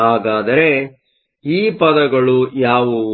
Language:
Kannada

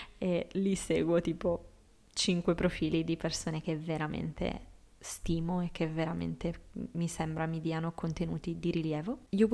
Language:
Italian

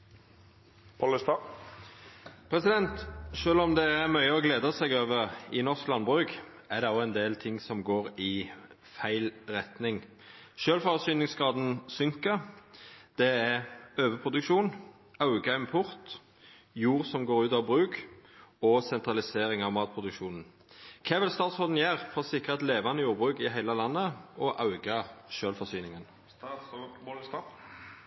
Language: Norwegian Nynorsk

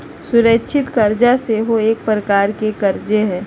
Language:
Magahi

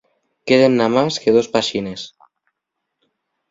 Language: Asturian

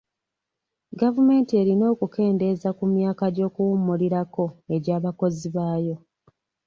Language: Ganda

